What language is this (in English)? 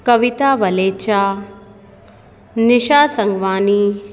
Sindhi